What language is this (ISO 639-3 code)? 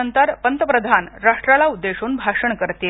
mar